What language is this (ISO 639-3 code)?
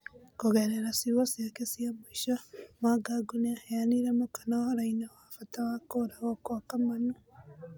kik